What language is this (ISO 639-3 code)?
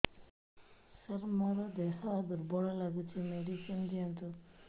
ori